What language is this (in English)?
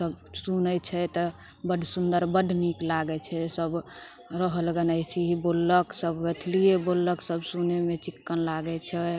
Maithili